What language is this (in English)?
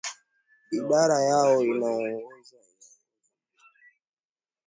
Swahili